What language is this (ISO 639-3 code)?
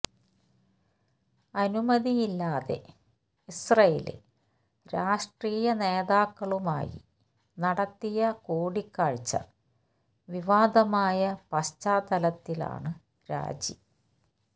mal